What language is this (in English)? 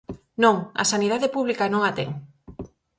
Galician